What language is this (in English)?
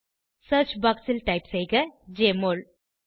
Tamil